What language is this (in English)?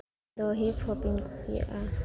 Santali